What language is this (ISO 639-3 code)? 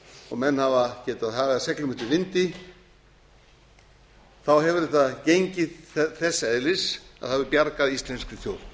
isl